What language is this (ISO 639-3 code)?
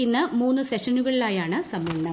mal